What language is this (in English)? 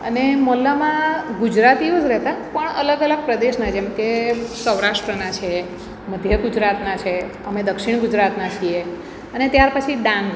Gujarati